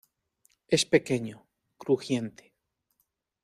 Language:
Spanish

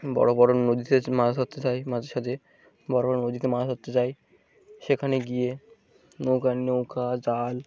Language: Bangla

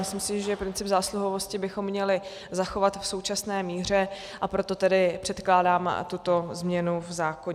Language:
Czech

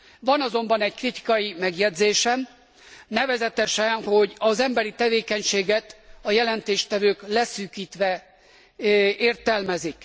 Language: Hungarian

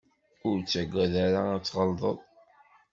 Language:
Kabyle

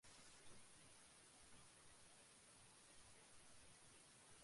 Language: Bangla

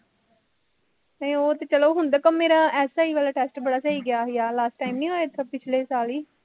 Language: Punjabi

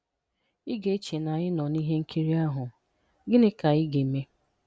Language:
Igbo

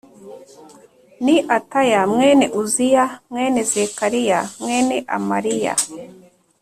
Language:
Kinyarwanda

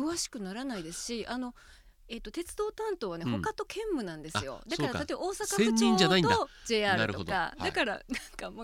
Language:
Japanese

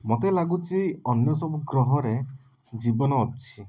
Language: Odia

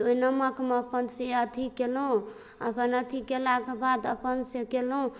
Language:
Maithili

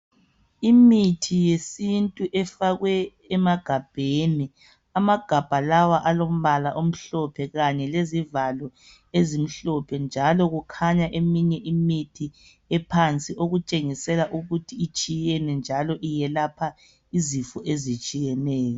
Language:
North Ndebele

